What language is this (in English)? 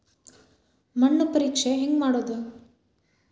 Kannada